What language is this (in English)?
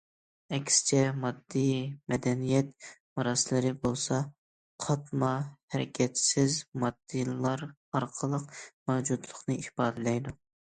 Uyghur